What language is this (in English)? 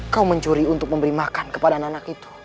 Indonesian